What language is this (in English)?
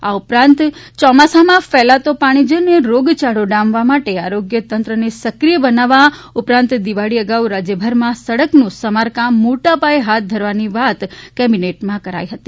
Gujarati